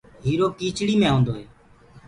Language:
Gurgula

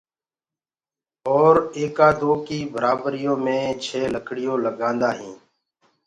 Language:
Gurgula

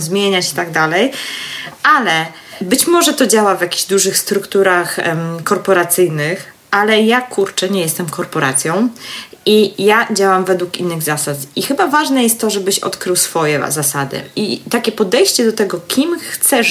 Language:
Polish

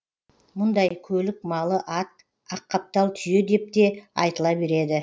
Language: Kazakh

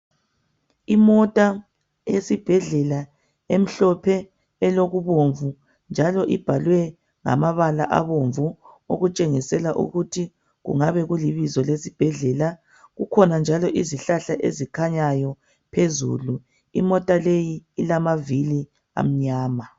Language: North Ndebele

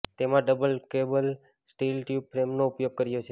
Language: Gujarati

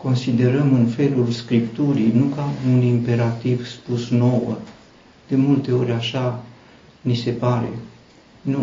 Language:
Romanian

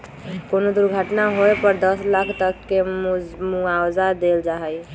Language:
Magahi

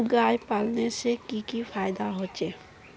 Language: Magahi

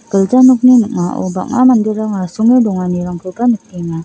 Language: Garo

